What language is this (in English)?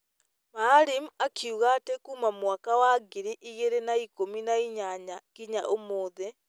Kikuyu